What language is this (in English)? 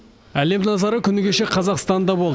Kazakh